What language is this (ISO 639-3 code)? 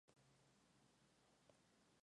spa